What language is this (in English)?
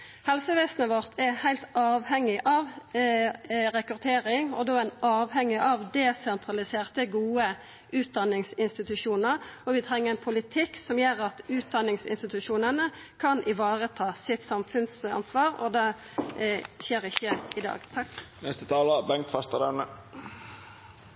Norwegian Nynorsk